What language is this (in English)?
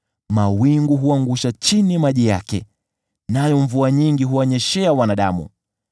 Swahili